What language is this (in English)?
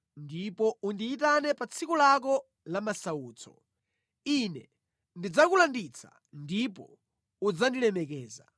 Nyanja